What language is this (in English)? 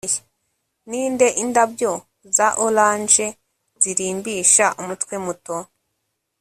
Kinyarwanda